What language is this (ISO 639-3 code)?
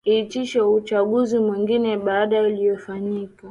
swa